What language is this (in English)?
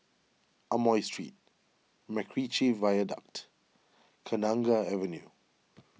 English